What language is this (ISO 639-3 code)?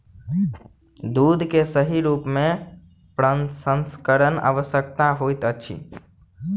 mai